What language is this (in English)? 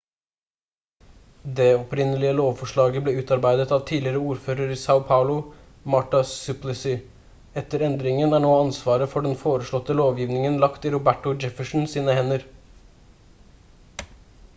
Norwegian Bokmål